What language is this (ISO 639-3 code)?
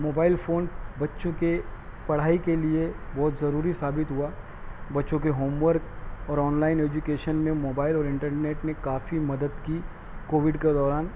urd